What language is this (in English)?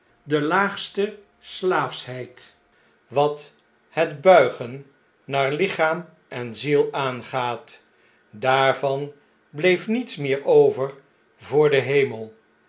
Dutch